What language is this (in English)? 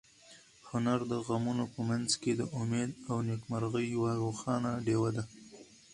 Pashto